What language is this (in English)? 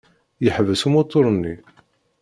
Kabyle